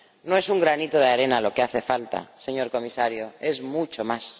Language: Spanish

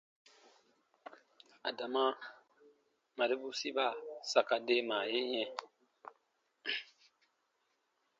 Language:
Baatonum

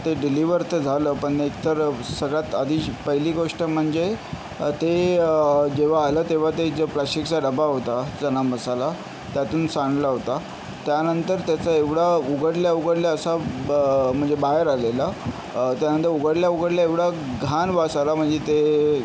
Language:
Marathi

